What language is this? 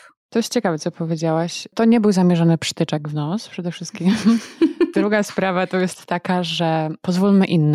Polish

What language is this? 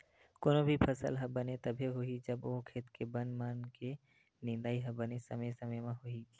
Chhattisgarhi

